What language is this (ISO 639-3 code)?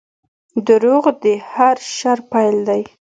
pus